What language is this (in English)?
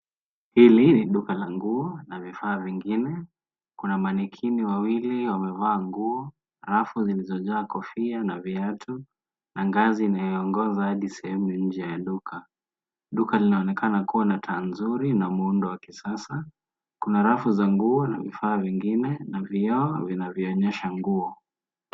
Swahili